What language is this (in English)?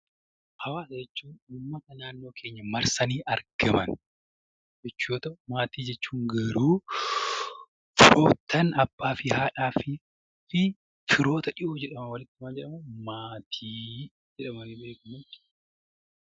Oromo